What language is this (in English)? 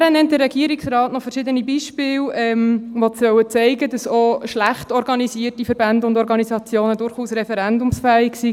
Swiss German